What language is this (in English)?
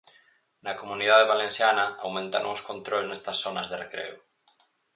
Galician